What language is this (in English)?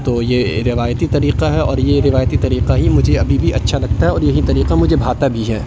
Urdu